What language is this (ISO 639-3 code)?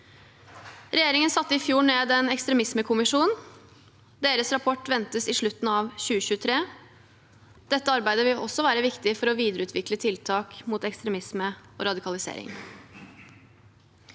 nor